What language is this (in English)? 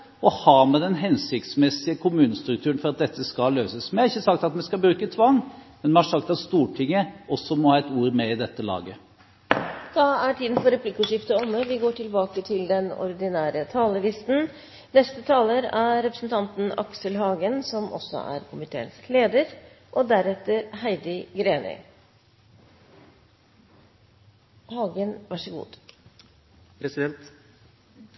Norwegian